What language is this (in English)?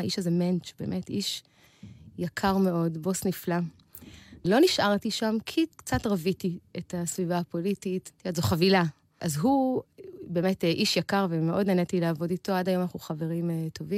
Hebrew